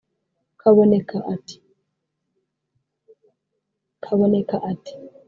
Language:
Kinyarwanda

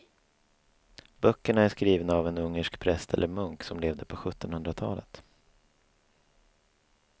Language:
Swedish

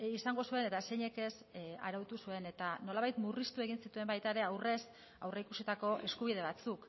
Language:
Basque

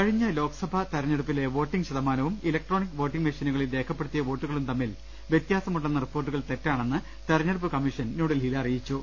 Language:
Malayalam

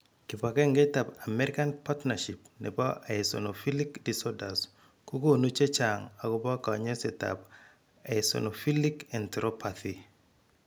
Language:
Kalenjin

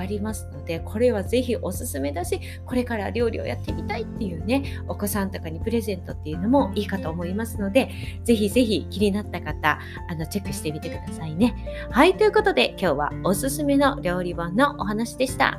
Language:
Japanese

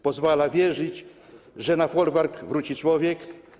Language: Polish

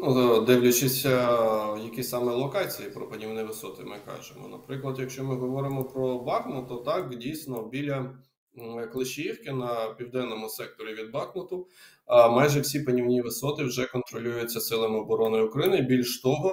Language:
Ukrainian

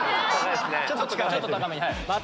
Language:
Japanese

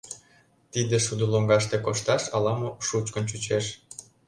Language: Mari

